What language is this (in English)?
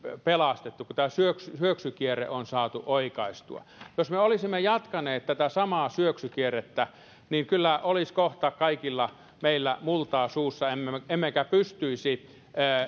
Finnish